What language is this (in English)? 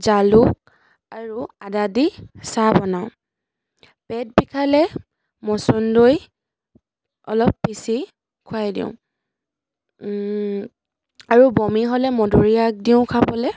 Assamese